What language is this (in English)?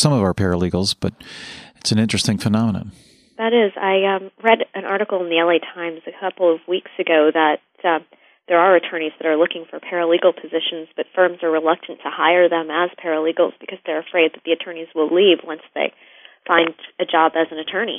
English